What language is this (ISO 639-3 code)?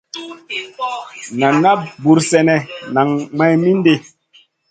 mcn